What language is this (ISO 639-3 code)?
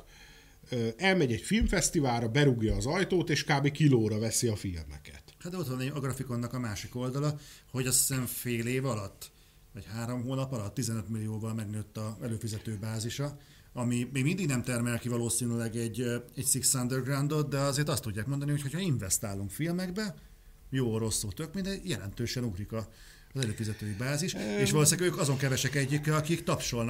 hun